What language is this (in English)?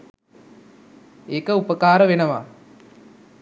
Sinhala